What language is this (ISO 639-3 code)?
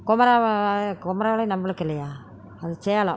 tam